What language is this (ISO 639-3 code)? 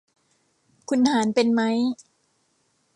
tha